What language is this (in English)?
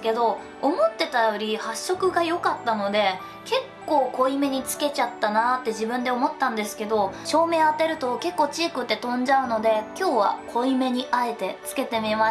Japanese